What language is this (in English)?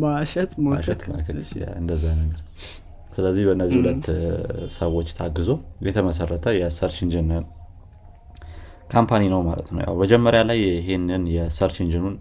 Amharic